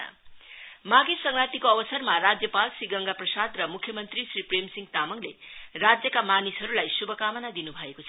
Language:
Nepali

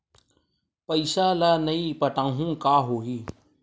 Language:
Chhattisgarhi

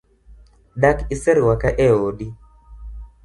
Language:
Luo (Kenya and Tanzania)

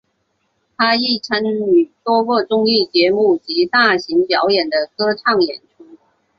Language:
Chinese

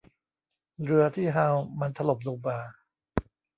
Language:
Thai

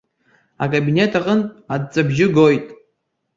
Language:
Abkhazian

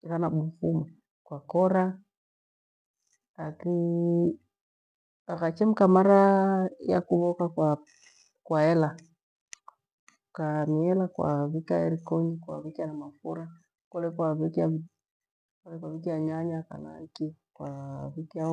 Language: Gweno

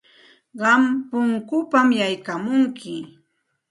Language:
Santa Ana de Tusi Pasco Quechua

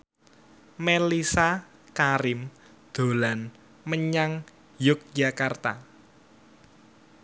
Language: Javanese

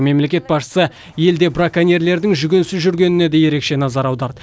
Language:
Kazakh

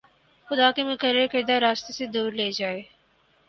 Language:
Urdu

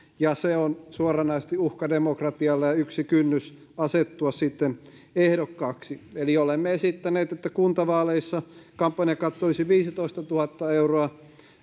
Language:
Finnish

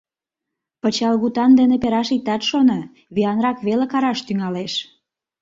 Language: Mari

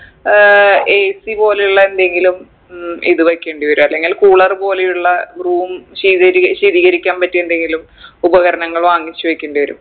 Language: Malayalam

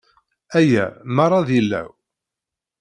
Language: Kabyle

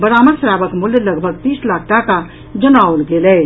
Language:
Maithili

